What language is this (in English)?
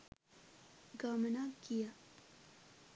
Sinhala